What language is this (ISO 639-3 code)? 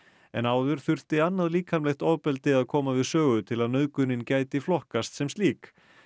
isl